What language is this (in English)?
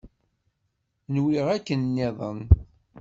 Kabyle